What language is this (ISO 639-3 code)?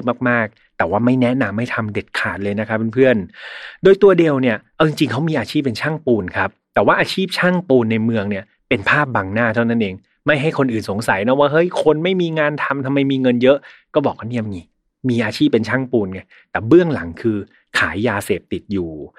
tha